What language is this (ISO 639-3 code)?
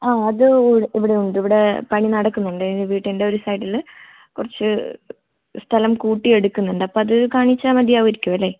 mal